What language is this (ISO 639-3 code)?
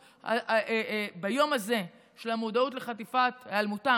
heb